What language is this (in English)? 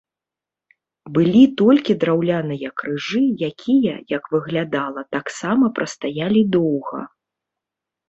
Belarusian